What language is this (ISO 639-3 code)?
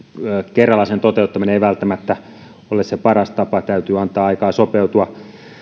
fin